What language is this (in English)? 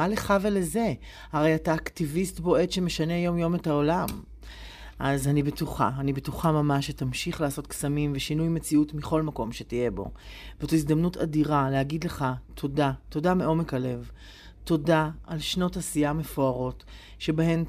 Hebrew